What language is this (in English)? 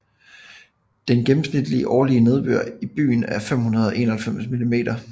Danish